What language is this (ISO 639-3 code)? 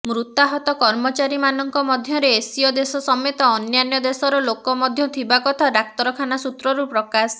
ori